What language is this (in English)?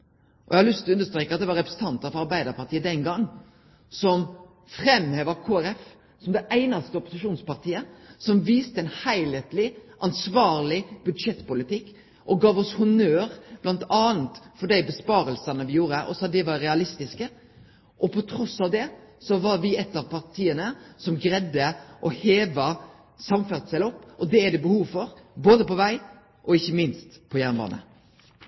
Norwegian Nynorsk